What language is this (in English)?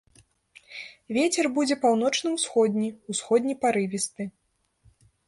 Belarusian